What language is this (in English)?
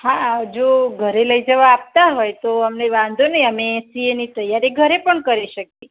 Gujarati